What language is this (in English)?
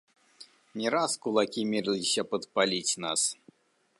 Belarusian